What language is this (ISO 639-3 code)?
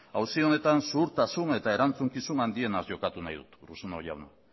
eus